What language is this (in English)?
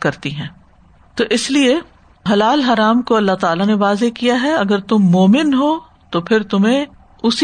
Urdu